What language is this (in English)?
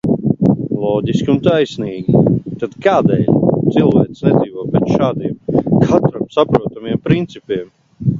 Latvian